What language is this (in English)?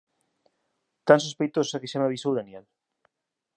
Galician